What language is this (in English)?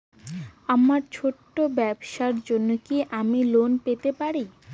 Bangla